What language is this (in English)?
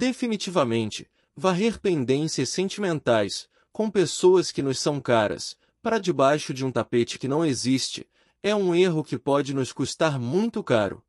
Portuguese